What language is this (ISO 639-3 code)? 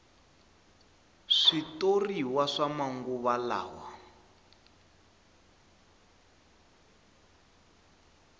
tso